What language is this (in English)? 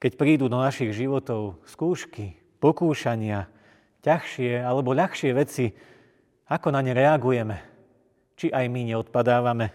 Slovak